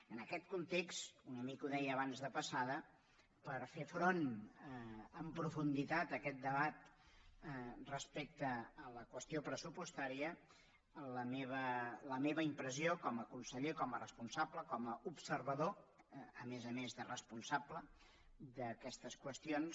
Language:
Catalan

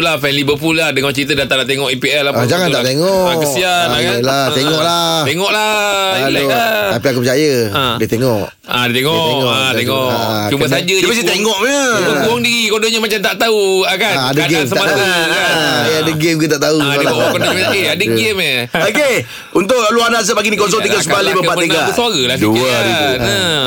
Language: Malay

